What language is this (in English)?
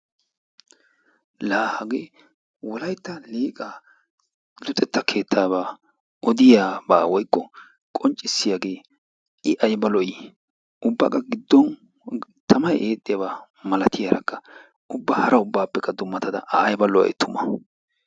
Wolaytta